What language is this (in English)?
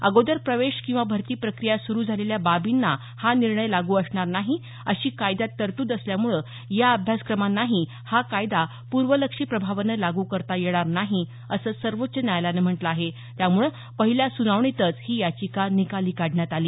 Marathi